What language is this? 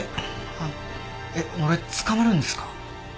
Japanese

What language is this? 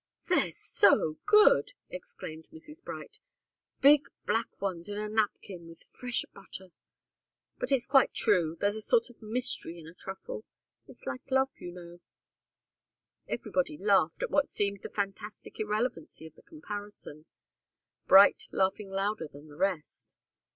English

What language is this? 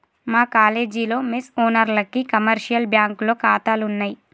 Telugu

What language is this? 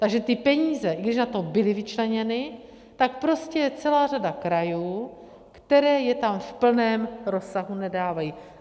Czech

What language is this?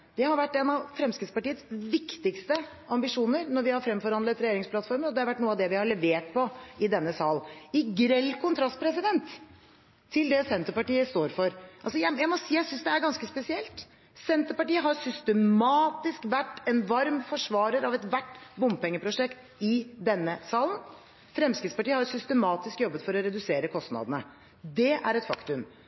Norwegian Bokmål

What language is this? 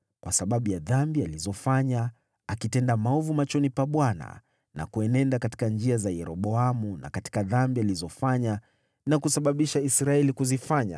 Swahili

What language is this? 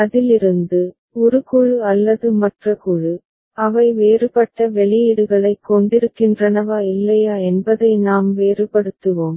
Tamil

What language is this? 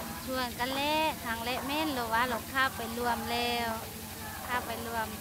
Thai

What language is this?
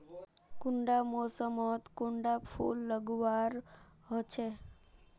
Magahi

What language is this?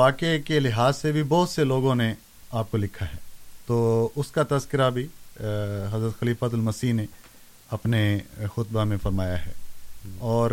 Urdu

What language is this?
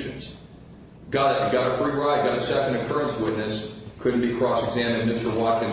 English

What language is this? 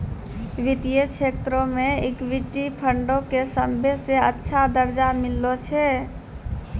Maithili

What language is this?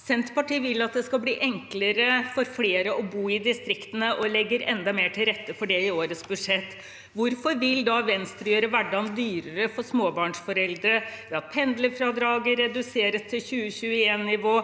Norwegian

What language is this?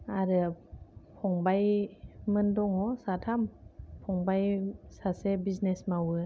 Bodo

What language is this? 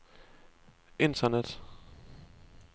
Danish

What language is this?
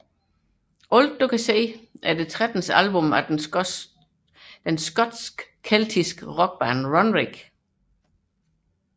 Danish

